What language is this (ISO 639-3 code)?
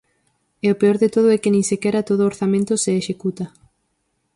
glg